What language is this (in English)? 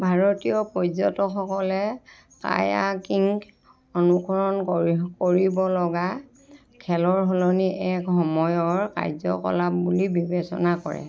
Assamese